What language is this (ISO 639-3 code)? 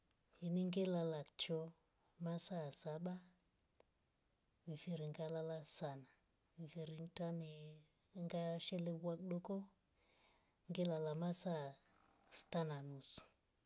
rof